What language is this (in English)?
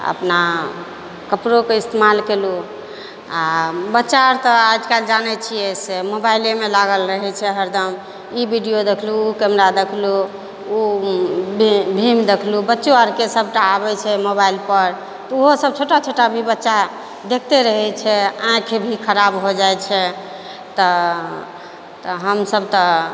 Maithili